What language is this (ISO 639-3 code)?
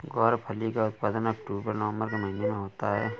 hin